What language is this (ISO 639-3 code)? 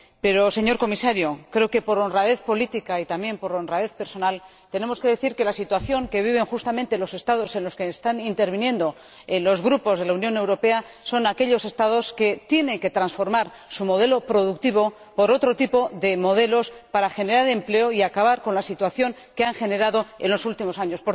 spa